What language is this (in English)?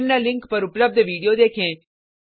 Hindi